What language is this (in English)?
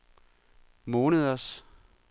Danish